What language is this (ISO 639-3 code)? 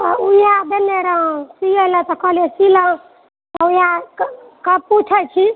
mai